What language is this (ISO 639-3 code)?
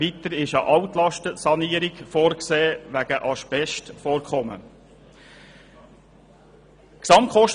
gsw